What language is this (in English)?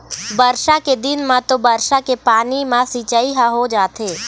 Chhattisgarhi